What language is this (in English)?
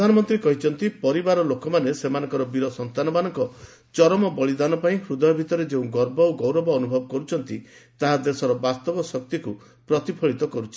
Odia